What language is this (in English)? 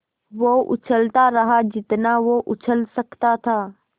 Hindi